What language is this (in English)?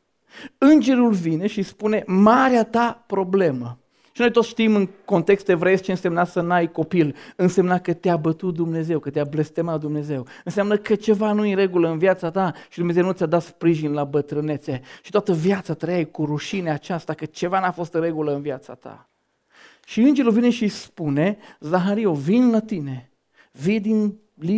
Romanian